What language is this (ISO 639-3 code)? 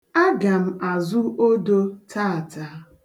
ibo